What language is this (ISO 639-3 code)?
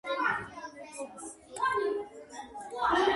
kat